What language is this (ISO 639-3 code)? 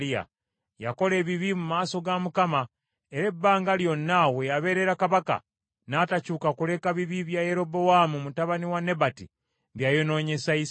lug